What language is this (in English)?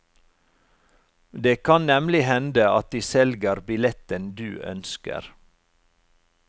Norwegian